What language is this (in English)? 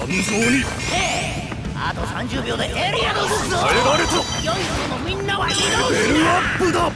Japanese